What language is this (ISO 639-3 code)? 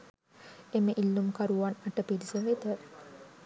sin